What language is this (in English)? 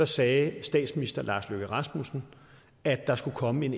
Danish